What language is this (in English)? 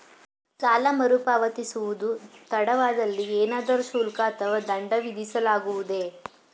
Kannada